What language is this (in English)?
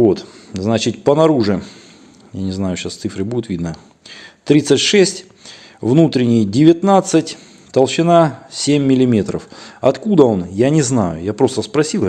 Russian